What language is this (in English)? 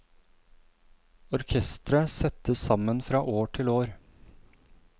Norwegian